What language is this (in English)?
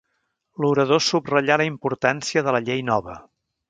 Catalan